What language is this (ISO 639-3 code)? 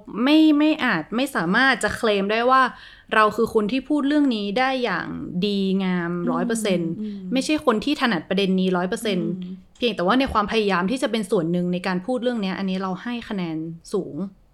tha